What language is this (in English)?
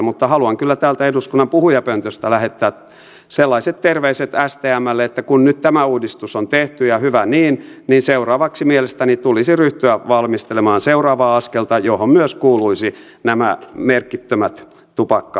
Finnish